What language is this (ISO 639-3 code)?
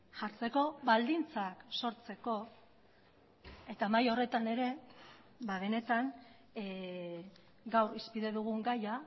eus